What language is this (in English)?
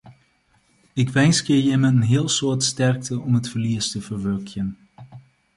Western Frisian